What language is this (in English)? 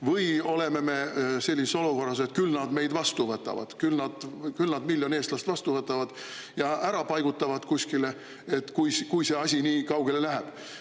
Estonian